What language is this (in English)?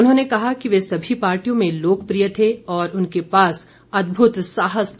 Hindi